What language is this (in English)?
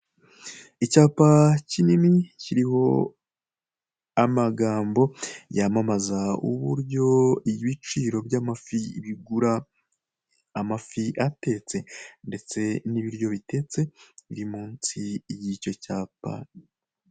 Kinyarwanda